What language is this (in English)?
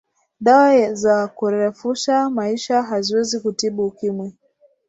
Swahili